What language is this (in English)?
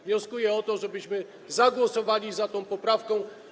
Polish